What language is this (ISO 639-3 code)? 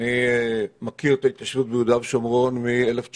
heb